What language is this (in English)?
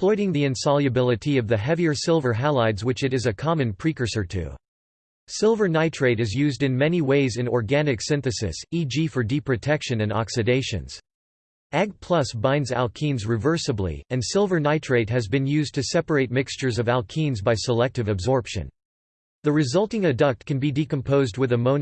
English